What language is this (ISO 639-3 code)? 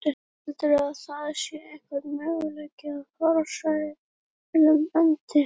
isl